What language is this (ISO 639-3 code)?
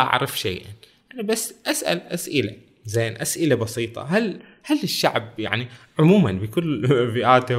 ara